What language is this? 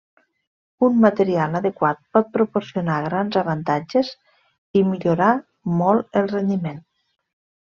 Catalan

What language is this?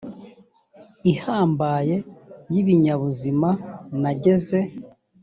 Kinyarwanda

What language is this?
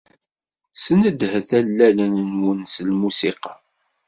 Kabyle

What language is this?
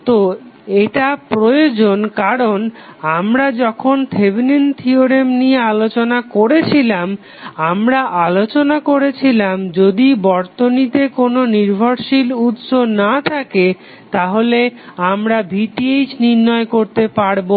Bangla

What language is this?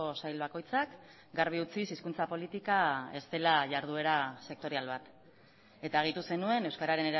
Basque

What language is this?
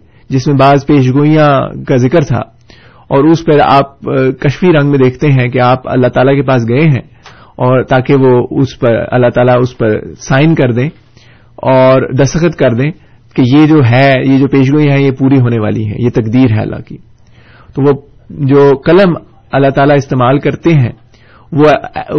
Urdu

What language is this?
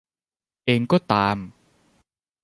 Thai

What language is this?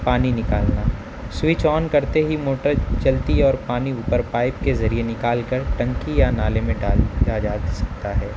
Urdu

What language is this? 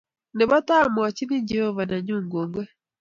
Kalenjin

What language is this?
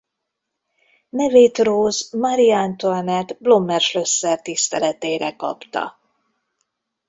Hungarian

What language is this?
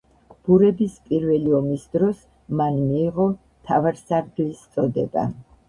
Georgian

